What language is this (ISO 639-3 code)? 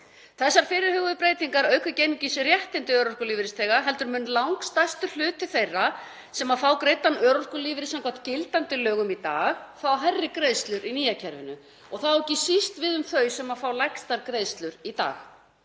isl